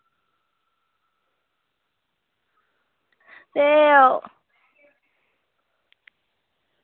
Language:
Dogri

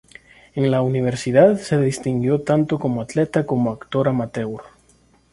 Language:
Spanish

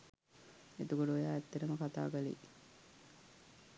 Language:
Sinhala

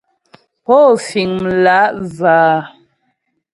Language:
Ghomala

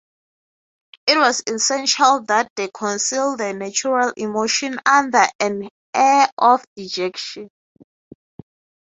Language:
English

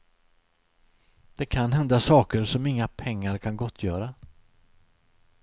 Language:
Swedish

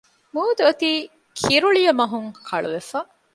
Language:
Divehi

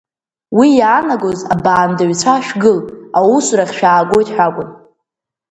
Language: Abkhazian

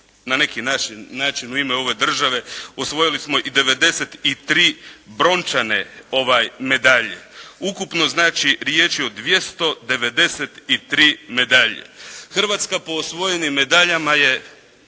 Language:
Croatian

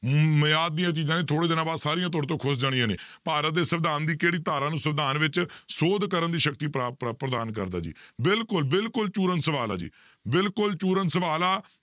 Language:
Punjabi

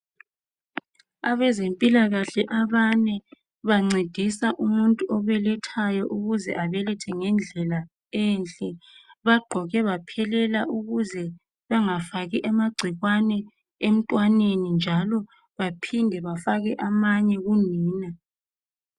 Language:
North Ndebele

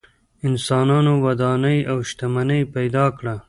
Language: Pashto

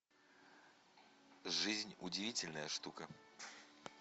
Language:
Russian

